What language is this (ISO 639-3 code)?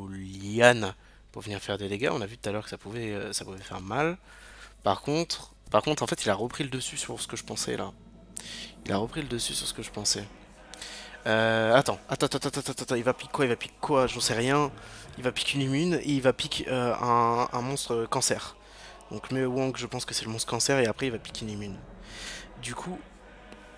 fra